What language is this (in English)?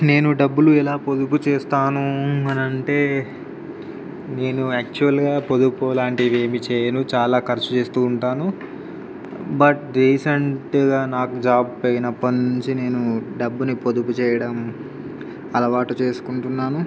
Telugu